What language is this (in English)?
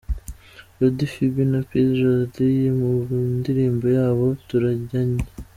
Kinyarwanda